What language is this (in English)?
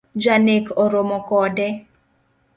Luo (Kenya and Tanzania)